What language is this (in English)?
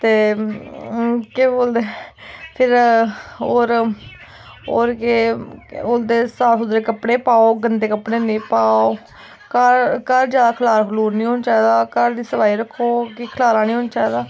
Dogri